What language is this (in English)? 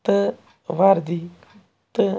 Kashmiri